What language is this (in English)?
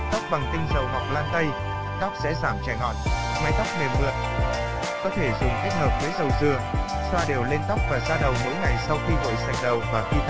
Vietnamese